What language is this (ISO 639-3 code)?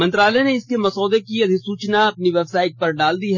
hin